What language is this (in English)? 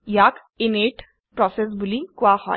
Assamese